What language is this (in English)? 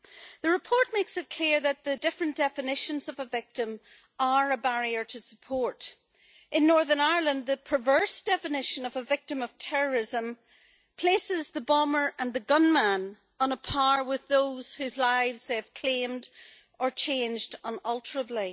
English